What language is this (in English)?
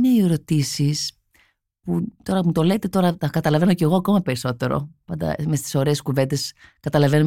Greek